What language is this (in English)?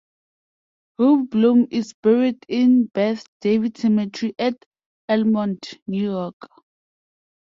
English